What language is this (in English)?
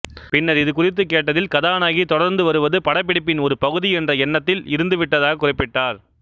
Tamil